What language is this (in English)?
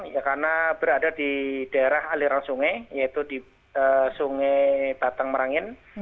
Indonesian